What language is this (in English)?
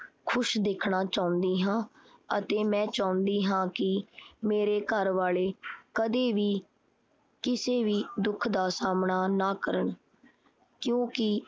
Punjabi